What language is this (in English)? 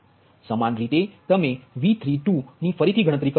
Gujarati